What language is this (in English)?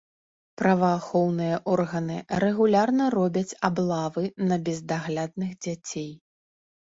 Belarusian